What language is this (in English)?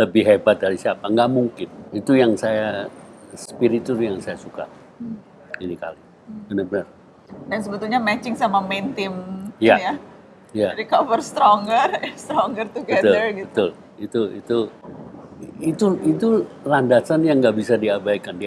Indonesian